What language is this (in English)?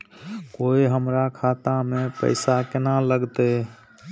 Maithili